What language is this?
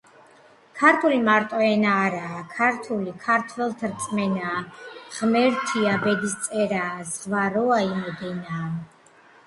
Georgian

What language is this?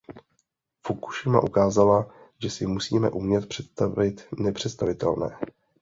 Czech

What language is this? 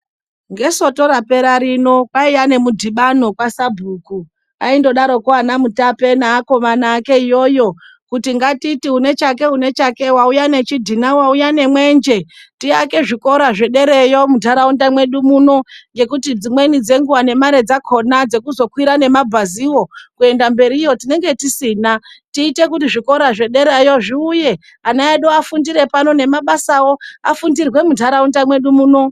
Ndau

